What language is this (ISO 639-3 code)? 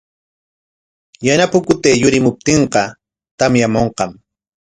qwa